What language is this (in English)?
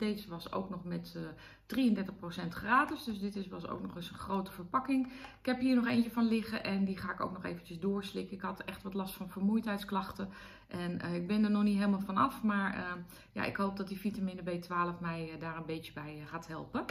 Dutch